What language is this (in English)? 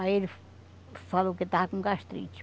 Portuguese